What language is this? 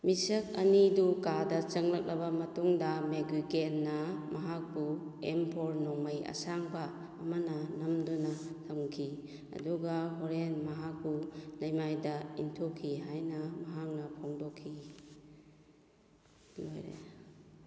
Manipuri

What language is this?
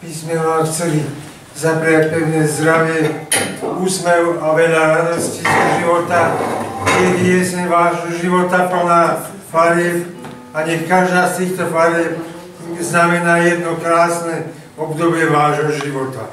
Polish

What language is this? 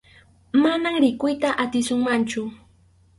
Arequipa-La Unión Quechua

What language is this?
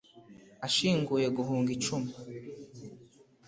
Kinyarwanda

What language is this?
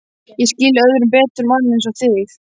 Icelandic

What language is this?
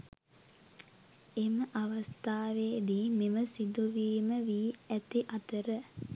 Sinhala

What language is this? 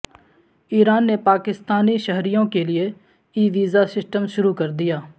Urdu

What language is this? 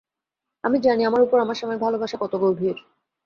Bangla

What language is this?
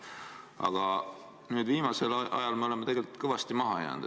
Estonian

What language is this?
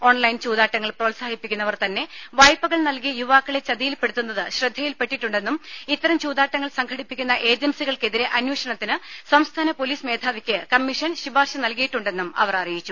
Malayalam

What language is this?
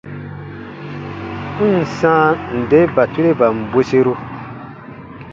Baatonum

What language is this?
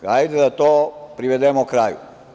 Serbian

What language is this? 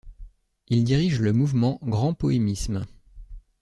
French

